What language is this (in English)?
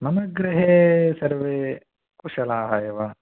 Sanskrit